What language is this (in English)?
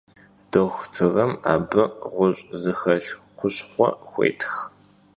Kabardian